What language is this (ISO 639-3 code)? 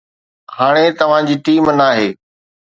snd